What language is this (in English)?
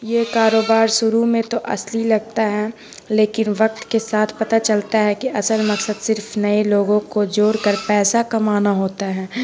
Urdu